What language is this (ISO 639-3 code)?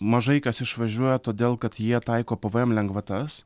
lit